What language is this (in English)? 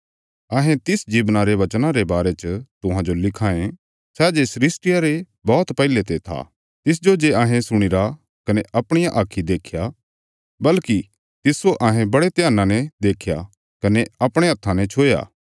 Bilaspuri